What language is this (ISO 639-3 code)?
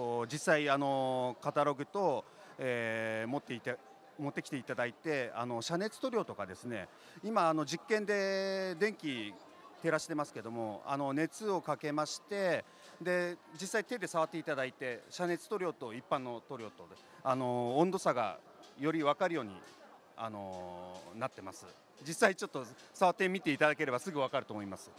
jpn